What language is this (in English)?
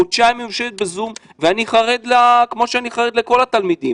Hebrew